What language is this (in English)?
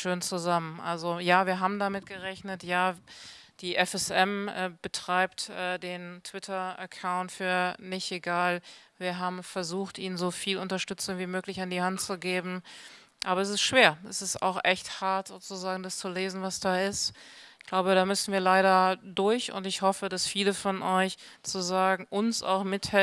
German